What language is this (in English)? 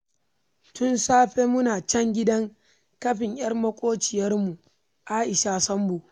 Hausa